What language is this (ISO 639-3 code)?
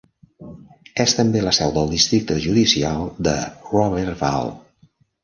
cat